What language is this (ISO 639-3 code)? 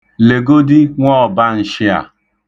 ibo